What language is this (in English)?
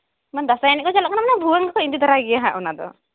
Santali